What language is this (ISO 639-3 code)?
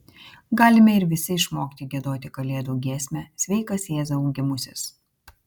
lit